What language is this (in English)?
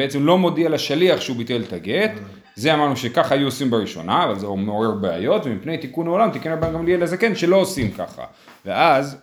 Hebrew